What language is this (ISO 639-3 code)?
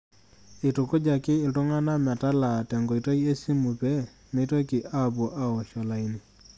mas